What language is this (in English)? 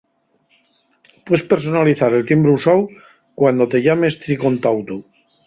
Asturian